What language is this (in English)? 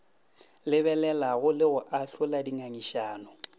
Northern Sotho